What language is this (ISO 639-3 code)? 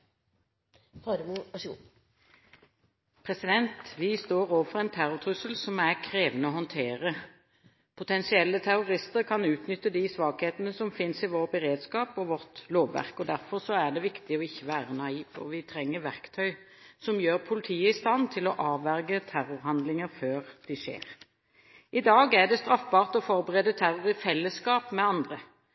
nor